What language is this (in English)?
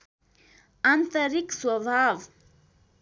Nepali